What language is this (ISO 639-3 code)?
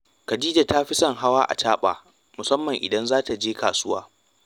hau